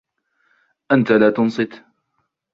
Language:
Arabic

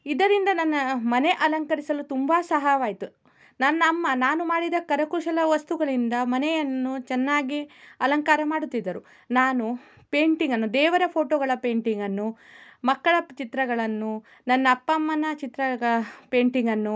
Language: Kannada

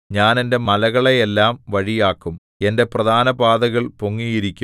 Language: Malayalam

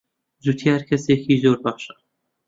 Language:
Central Kurdish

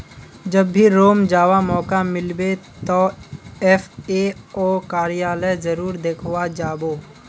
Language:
Magahi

